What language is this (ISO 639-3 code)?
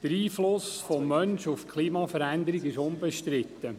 gsw